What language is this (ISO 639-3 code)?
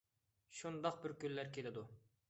uig